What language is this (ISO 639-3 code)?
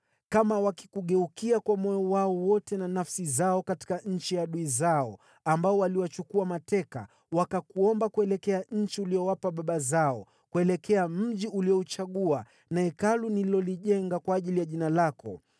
swa